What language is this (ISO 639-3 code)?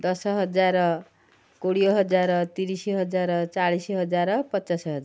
ori